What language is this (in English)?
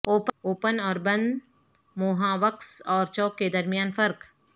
Urdu